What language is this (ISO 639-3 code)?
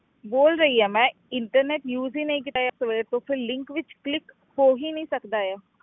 pan